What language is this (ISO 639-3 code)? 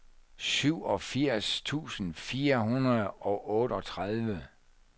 dan